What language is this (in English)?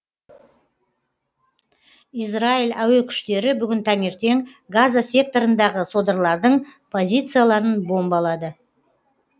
Kazakh